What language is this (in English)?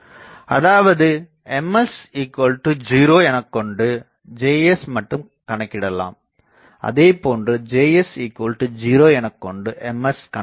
Tamil